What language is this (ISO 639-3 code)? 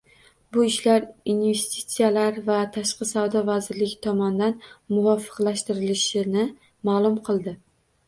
uzb